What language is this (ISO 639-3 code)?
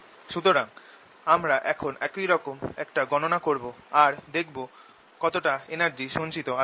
ben